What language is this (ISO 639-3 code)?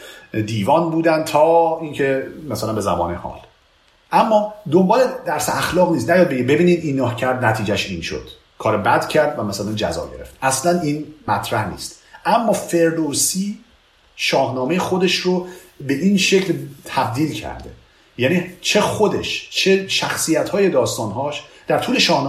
fas